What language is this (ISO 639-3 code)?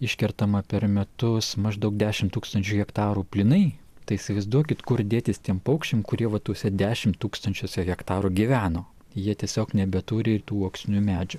lit